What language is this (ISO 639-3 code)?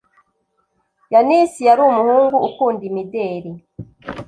kin